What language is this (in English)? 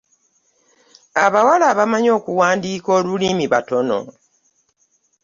Ganda